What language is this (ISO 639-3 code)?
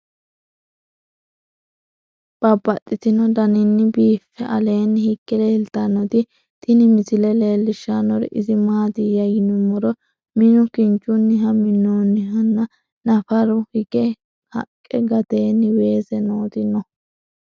sid